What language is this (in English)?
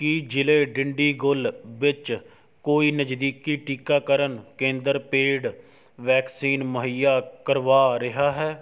Punjabi